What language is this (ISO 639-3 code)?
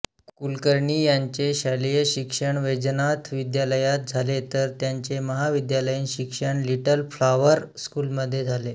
mar